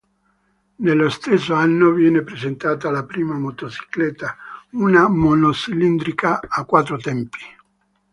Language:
Italian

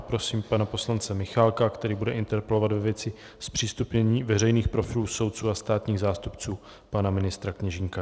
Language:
Czech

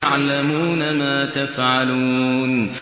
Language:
Arabic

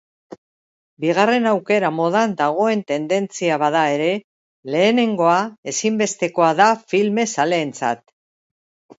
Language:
Basque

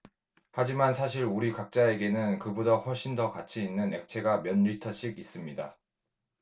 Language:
Korean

